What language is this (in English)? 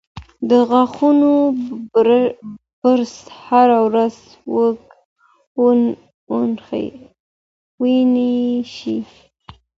Pashto